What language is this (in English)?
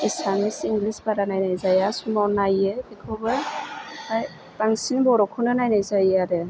Bodo